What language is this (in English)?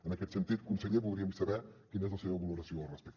Catalan